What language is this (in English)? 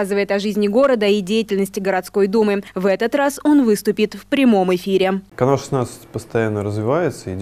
Russian